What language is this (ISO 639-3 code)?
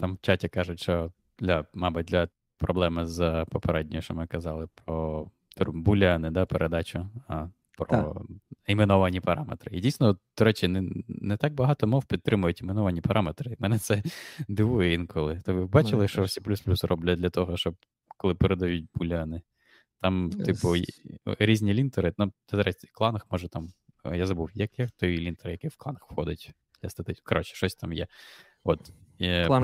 ukr